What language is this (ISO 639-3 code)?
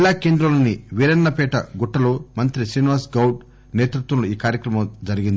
tel